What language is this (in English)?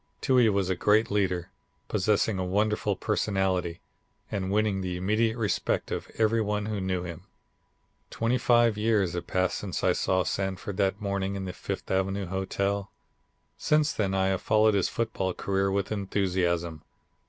English